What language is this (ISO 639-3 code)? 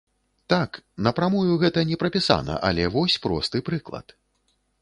bel